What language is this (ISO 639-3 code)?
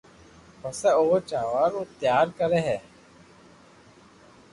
lrk